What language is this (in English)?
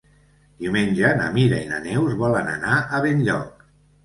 Catalan